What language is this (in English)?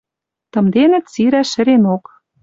Western Mari